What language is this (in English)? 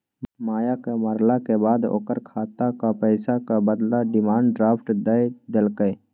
Maithili